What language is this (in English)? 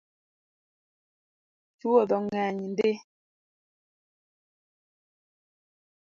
Luo (Kenya and Tanzania)